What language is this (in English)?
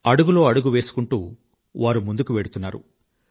Telugu